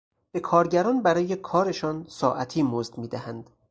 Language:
Persian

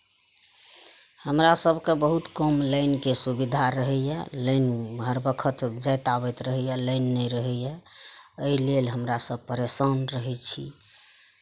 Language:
Maithili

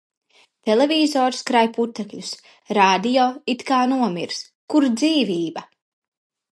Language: Latvian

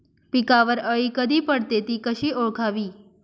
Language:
Marathi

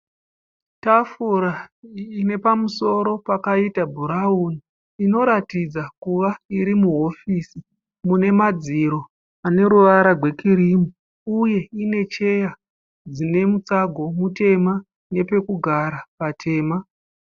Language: Shona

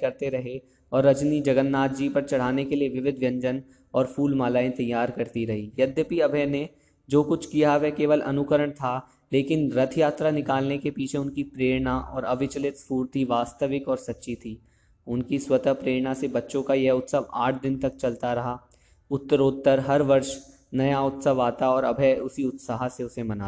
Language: Hindi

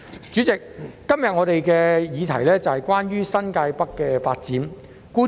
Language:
Cantonese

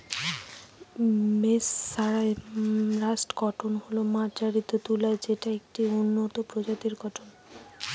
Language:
Bangla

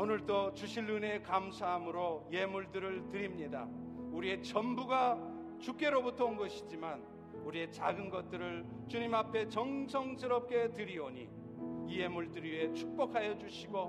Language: Korean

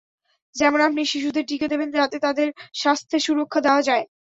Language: Bangla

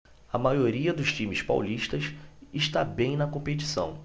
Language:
Portuguese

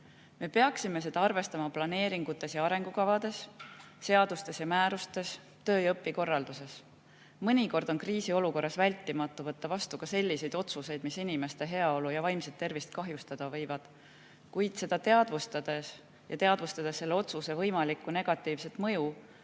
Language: Estonian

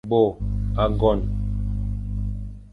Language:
Fang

